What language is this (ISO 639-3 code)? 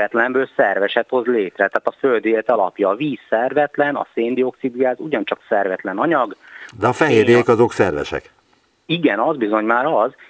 hun